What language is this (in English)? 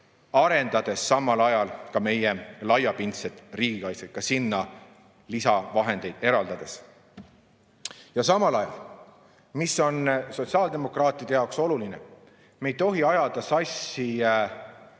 Estonian